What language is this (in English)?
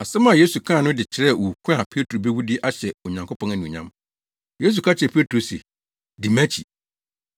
Akan